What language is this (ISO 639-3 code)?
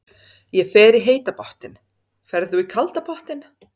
isl